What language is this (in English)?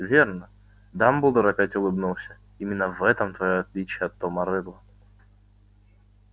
Russian